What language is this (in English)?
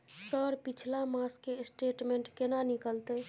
Maithili